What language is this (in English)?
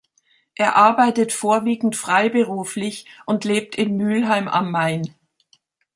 German